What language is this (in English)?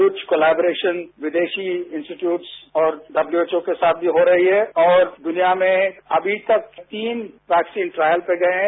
Hindi